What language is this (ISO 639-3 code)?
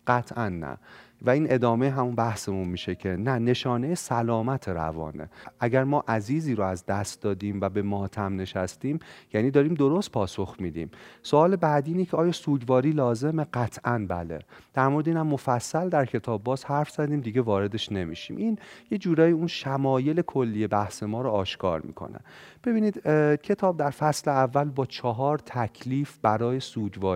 fas